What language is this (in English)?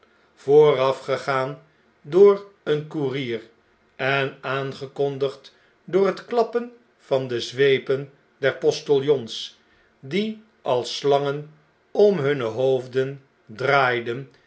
Dutch